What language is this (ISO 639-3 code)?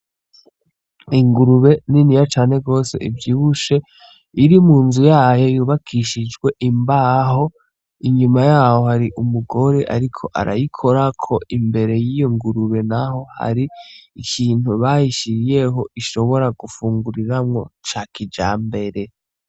run